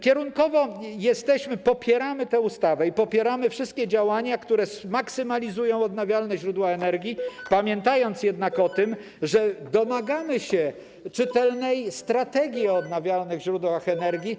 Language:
Polish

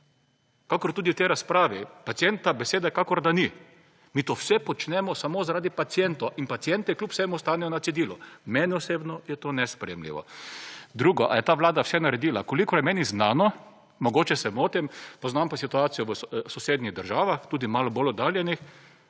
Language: Slovenian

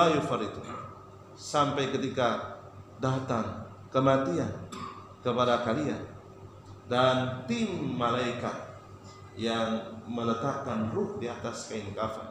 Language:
Indonesian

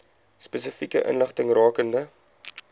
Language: Afrikaans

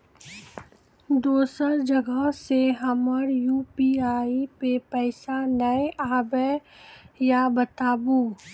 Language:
Maithili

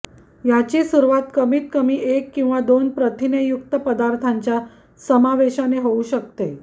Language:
Marathi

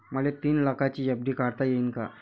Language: Marathi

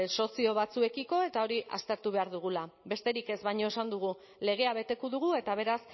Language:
Basque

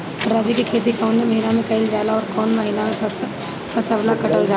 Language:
Bhojpuri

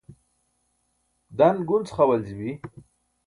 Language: Burushaski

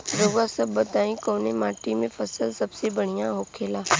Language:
Bhojpuri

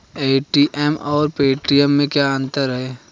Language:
Hindi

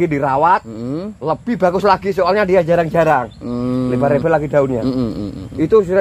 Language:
Indonesian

